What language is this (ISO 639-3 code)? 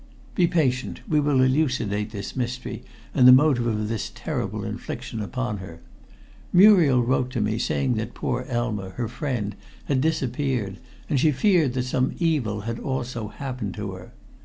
eng